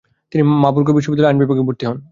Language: Bangla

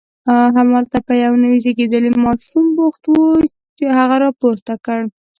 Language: Pashto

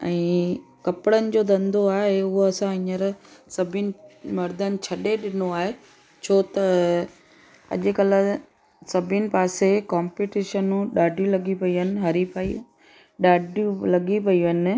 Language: Sindhi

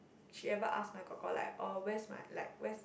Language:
English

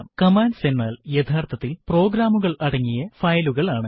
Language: Malayalam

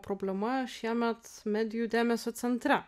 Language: Lithuanian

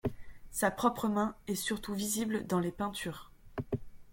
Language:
French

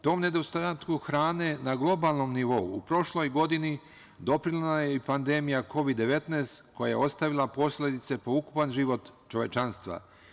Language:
Serbian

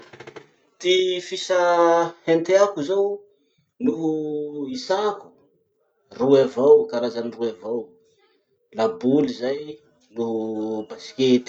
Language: Masikoro Malagasy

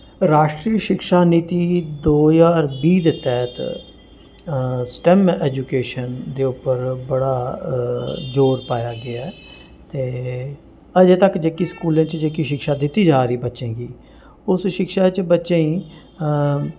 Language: Dogri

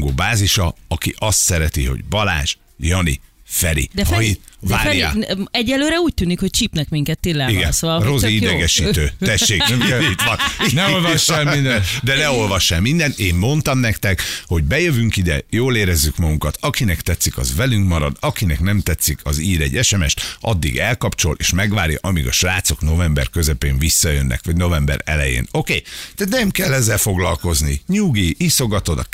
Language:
Hungarian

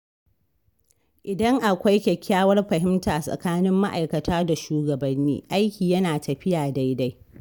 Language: Hausa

